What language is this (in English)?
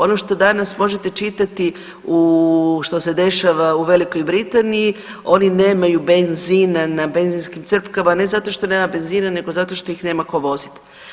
Croatian